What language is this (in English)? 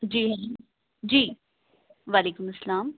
Urdu